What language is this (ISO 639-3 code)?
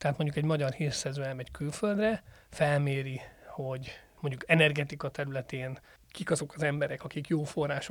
hun